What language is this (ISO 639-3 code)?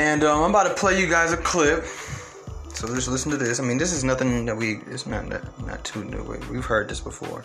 eng